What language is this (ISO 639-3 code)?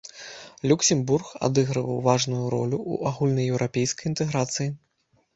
bel